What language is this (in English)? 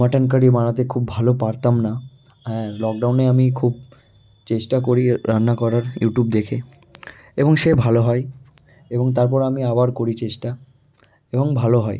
Bangla